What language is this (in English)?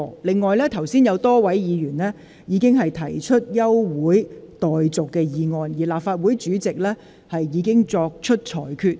Cantonese